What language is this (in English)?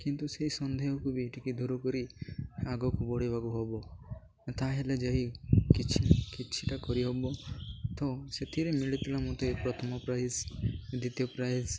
Odia